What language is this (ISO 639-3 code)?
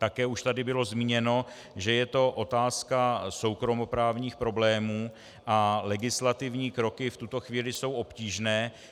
ces